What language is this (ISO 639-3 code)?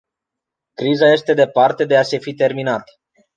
ron